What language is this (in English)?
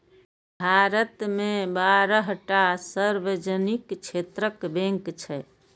Maithili